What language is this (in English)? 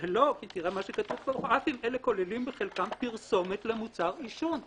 Hebrew